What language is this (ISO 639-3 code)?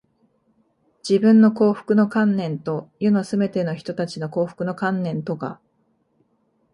jpn